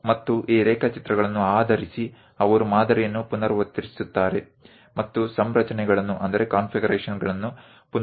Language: Gujarati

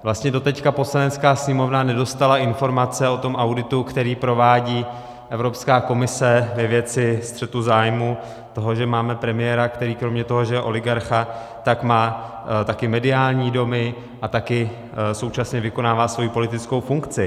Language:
Czech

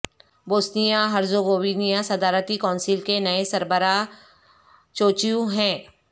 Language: Urdu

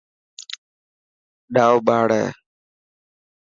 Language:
Dhatki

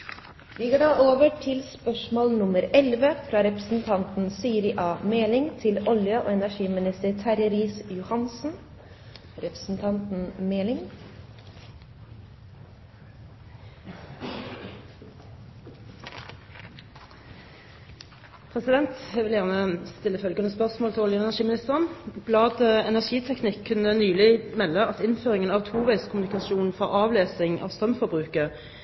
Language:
Norwegian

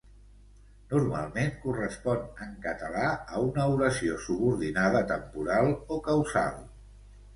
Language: Catalan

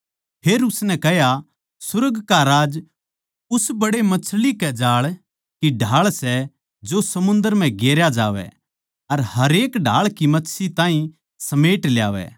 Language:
Haryanvi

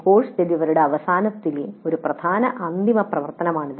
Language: Malayalam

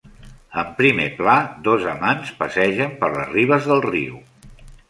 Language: Catalan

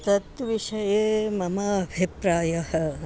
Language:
Sanskrit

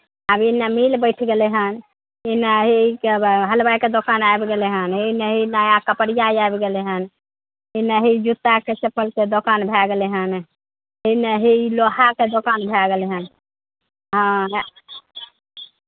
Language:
Maithili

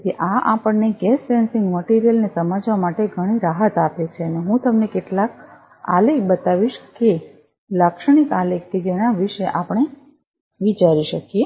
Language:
Gujarati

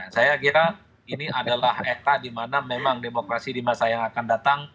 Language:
Indonesian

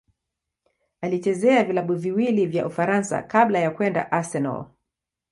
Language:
Swahili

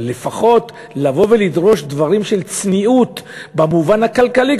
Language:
Hebrew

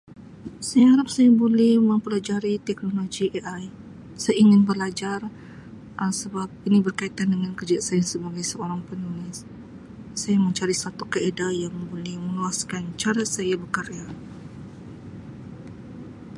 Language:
Sabah Malay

